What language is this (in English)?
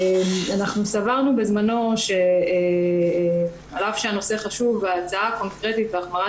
Hebrew